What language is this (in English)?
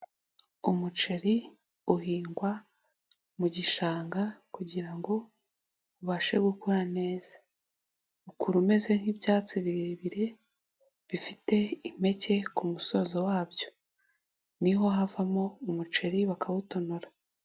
Kinyarwanda